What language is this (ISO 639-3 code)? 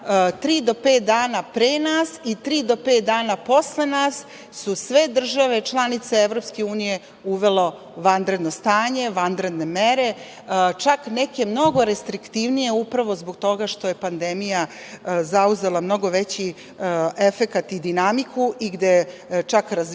srp